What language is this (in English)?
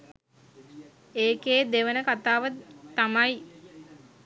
Sinhala